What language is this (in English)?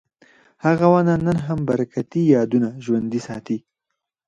Pashto